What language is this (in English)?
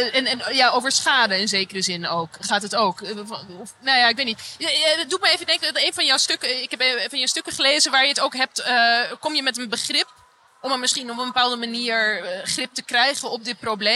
Dutch